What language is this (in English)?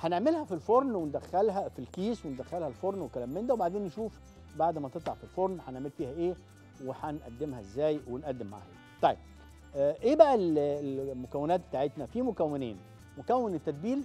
Arabic